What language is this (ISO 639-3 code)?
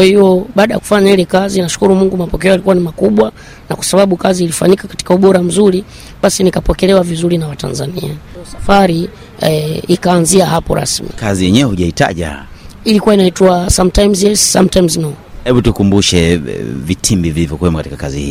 swa